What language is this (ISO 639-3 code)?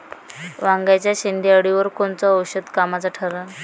mar